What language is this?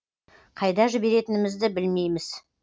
Kazakh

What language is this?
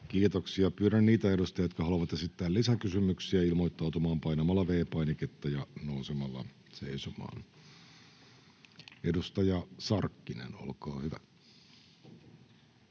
Finnish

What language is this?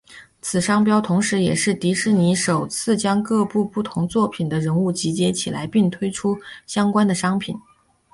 Chinese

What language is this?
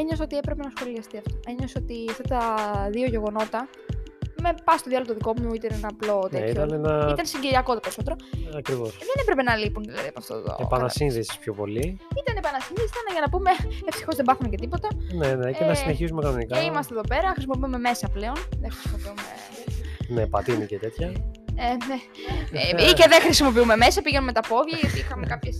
Greek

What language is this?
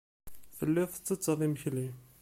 Kabyle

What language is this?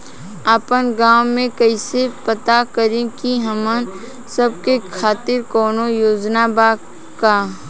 Bhojpuri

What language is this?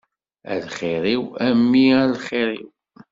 Kabyle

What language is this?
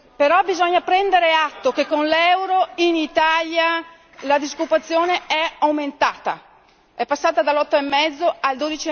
Italian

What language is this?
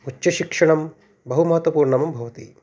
Sanskrit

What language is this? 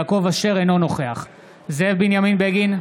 Hebrew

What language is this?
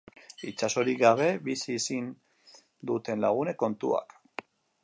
Basque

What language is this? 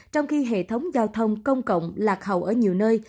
Vietnamese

